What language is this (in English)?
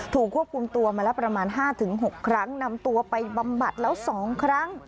Thai